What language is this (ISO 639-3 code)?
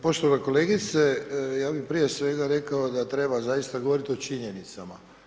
hrv